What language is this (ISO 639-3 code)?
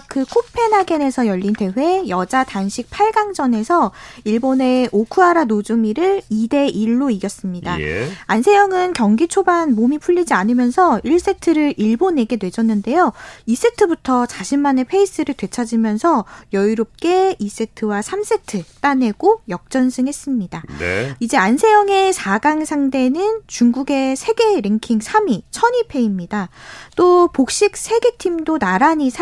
kor